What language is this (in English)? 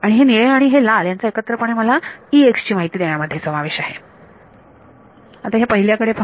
Marathi